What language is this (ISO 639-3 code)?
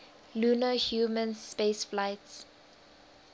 eng